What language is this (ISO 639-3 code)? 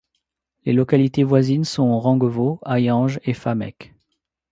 fra